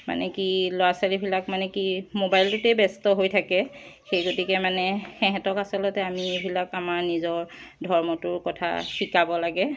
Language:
Assamese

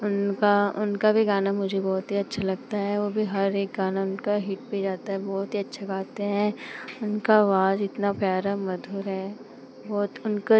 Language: Hindi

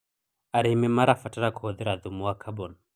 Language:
Kikuyu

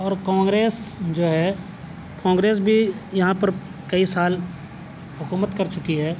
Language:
Urdu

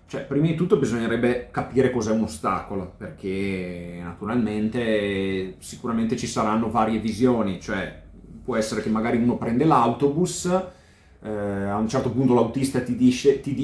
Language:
Italian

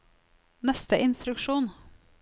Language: Norwegian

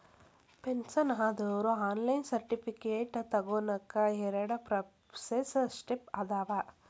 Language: Kannada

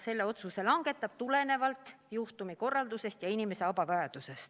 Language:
Estonian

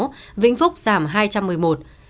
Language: Vietnamese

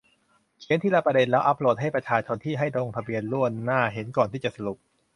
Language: Thai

